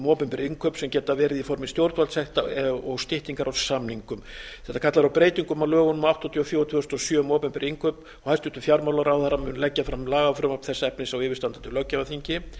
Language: Icelandic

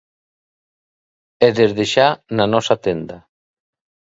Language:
Galician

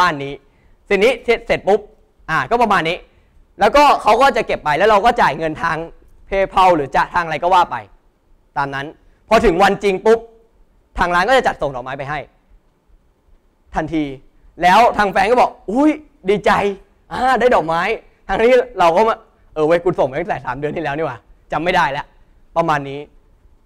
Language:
Thai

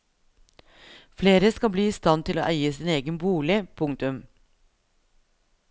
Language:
Norwegian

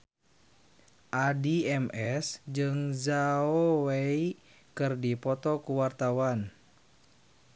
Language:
Sundanese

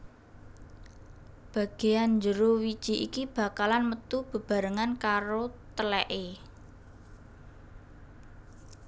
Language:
Javanese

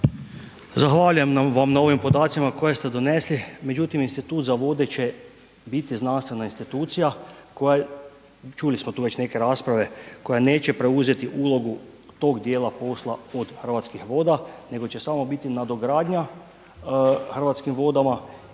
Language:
Croatian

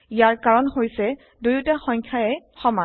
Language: Assamese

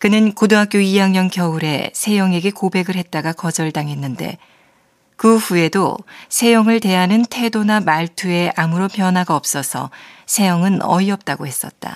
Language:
Korean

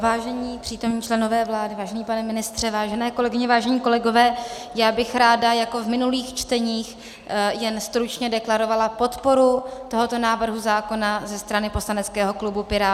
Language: Czech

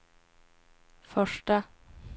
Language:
Swedish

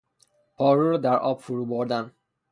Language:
Persian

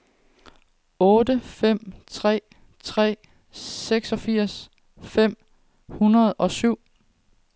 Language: Danish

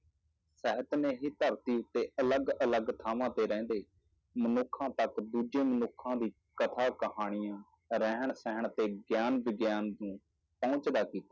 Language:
Punjabi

